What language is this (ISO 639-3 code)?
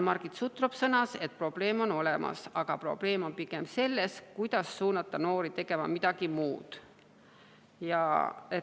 est